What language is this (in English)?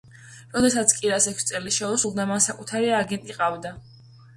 Georgian